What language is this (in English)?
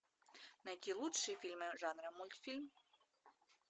Russian